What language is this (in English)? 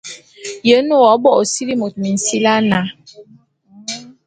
Bulu